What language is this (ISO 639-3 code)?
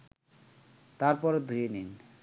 ben